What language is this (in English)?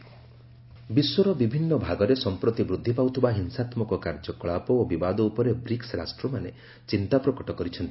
Odia